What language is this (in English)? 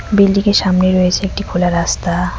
Bangla